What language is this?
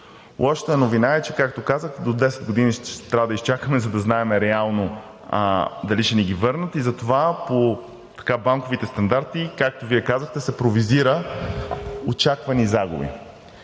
Bulgarian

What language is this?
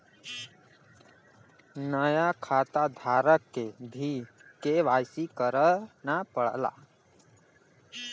Bhojpuri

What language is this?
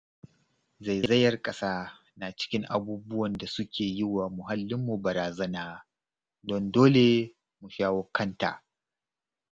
Hausa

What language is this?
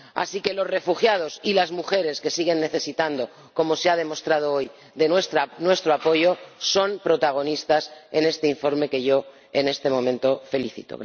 Spanish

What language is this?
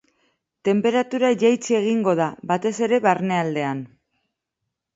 Basque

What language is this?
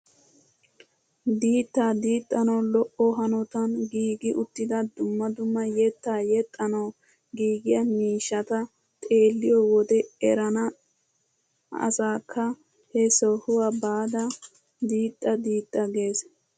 Wolaytta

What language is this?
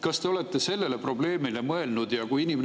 Estonian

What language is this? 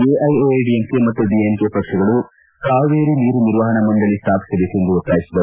Kannada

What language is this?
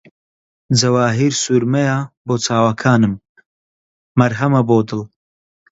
Central Kurdish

